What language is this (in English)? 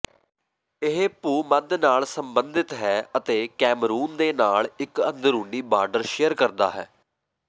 Punjabi